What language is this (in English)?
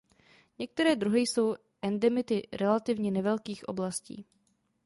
Czech